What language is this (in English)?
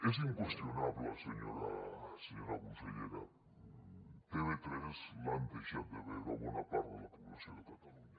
Catalan